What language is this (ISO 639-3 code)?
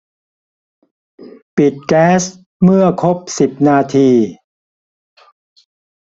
tha